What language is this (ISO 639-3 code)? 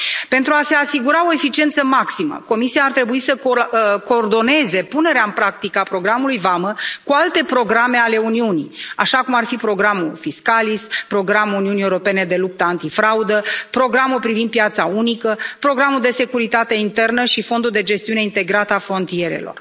ron